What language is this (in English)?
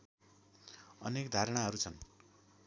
Nepali